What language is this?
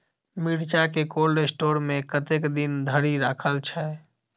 Maithili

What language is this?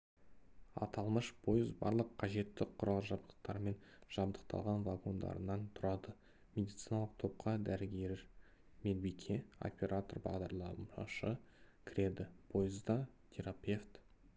Kazakh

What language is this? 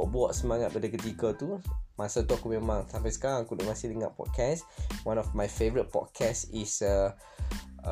Malay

